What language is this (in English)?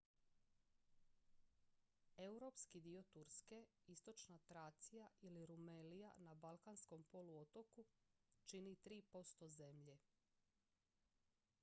Croatian